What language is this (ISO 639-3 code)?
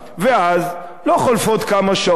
heb